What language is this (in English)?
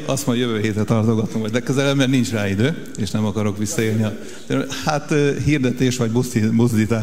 Hungarian